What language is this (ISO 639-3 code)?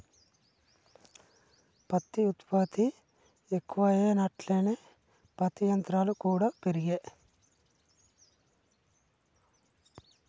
tel